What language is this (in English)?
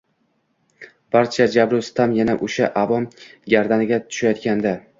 Uzbek